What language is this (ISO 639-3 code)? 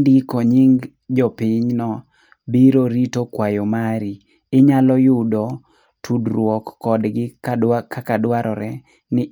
luo